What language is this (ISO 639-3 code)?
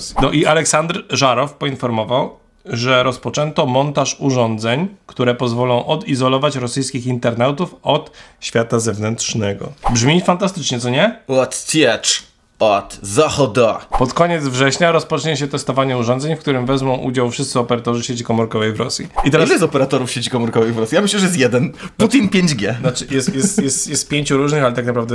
pol